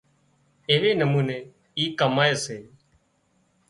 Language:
Wadiyara Koli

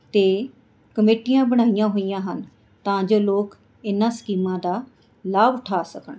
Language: Punjabi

